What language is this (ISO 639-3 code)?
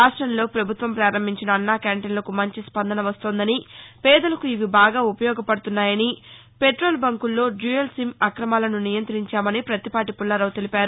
tel